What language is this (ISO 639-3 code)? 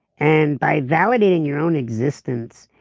eng